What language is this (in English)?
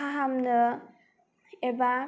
Bodo